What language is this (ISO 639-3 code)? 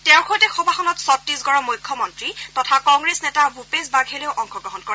asm